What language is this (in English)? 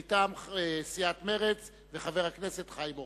Hebrew